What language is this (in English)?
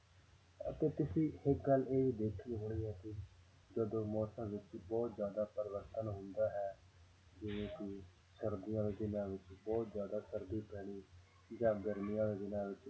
Punjabi